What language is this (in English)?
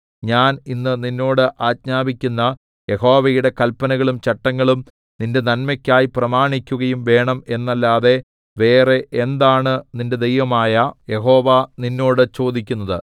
Malayalam